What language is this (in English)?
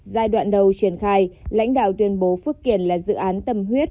Vietnamese